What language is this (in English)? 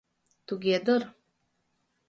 Mari